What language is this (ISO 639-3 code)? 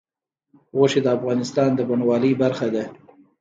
pus